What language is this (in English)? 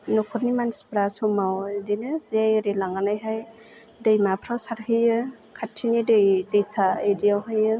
Bodo